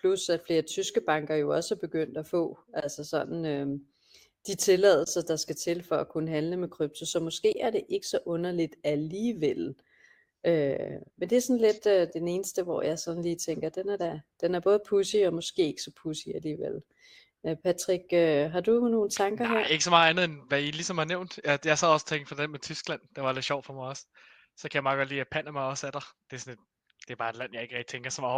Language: Danish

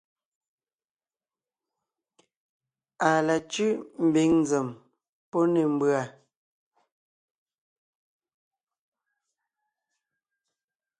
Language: Ngiemboon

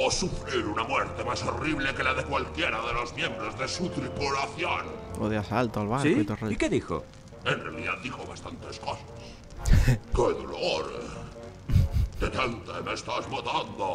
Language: Spanish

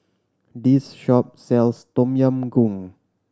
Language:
English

